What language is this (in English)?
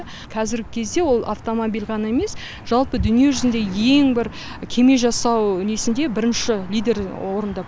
Kazakh